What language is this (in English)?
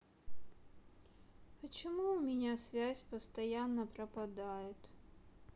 Russian